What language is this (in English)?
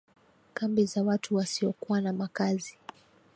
Swahili